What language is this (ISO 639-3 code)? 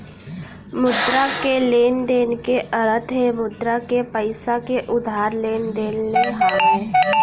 hne